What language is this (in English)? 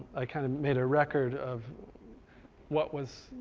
English